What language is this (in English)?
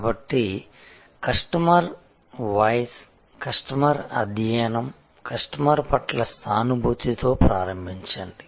Telugu